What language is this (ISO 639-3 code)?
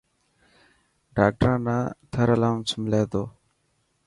mki